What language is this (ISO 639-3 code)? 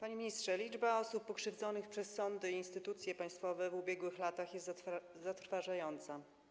pol